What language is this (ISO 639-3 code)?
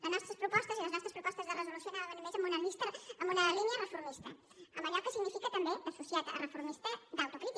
cat